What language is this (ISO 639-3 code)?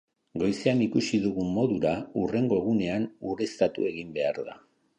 eus